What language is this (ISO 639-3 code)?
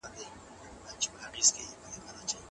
pus